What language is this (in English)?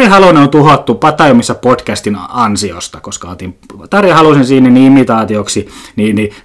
Finnish